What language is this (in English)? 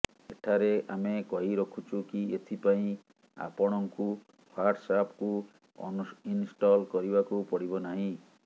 Odia